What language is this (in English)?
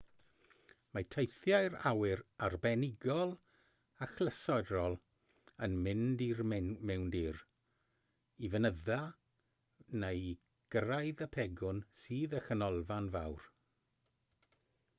Welsh